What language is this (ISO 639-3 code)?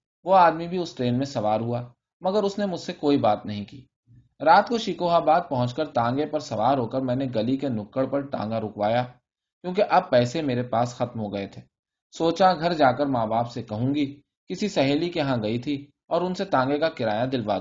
urd